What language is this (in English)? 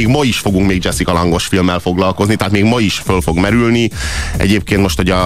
Hungarian